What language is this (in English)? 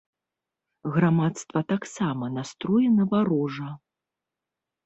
Belarusian